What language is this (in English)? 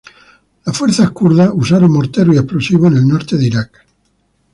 Spanish